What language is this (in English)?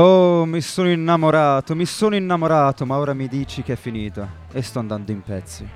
Italian